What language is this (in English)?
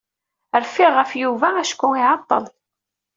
Kabyle